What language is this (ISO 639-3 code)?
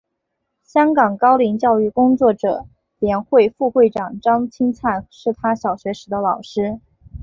zho